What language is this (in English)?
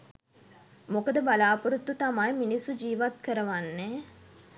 Sinhala